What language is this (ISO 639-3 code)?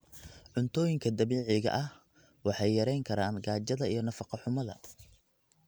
som